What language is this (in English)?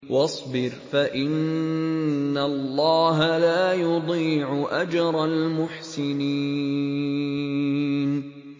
Arabic